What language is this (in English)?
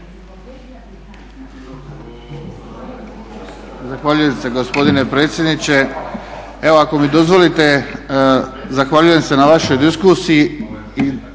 Croatian